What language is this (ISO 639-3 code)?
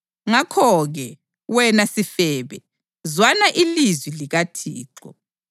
nde